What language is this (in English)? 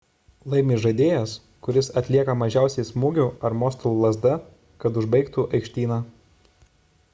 Lithuanian